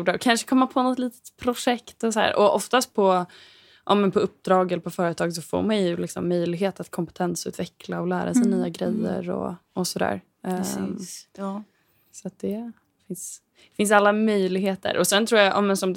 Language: Swedish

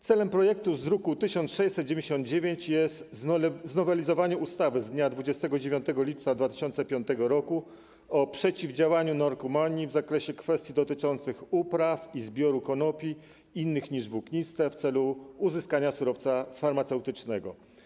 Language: Polish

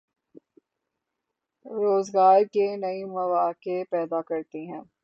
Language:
Urdu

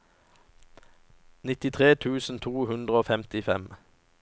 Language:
Norwegian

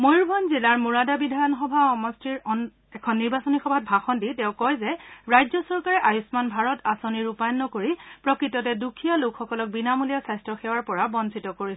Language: Assamese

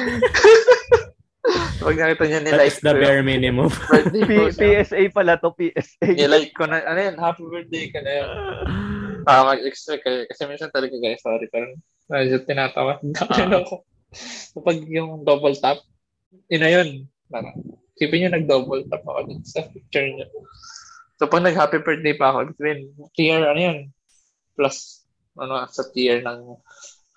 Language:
Filipino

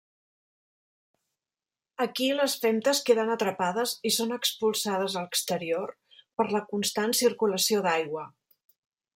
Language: Catalan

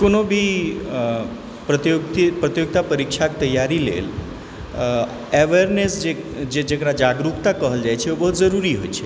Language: Maithili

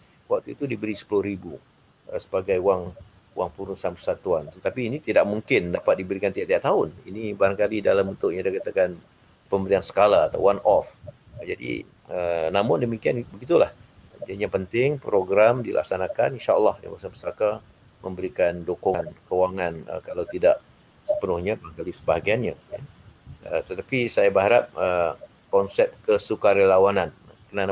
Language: Malay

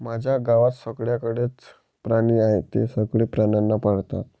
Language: Marathi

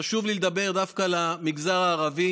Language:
Hebrew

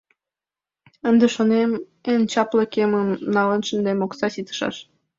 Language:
Mari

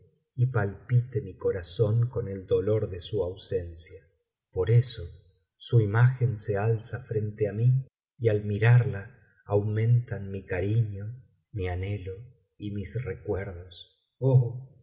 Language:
Spanish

